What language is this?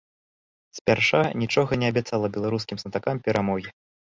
Belarusian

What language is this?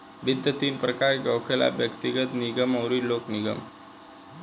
Bhojpuri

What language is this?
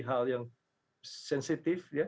Indonesian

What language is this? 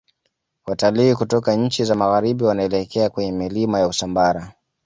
Swahili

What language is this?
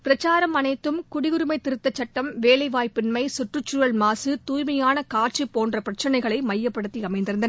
Tamil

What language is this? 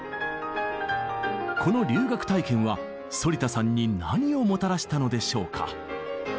Japanese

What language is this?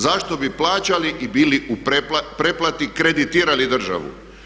Croatian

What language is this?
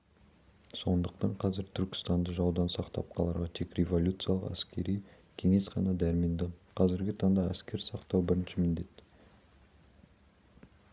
Kazakh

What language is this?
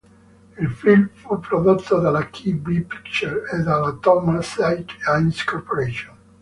Italian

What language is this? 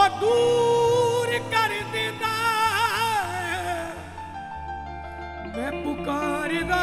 Romanian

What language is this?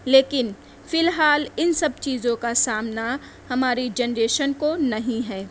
Urdu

